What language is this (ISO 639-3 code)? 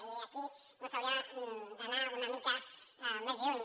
cat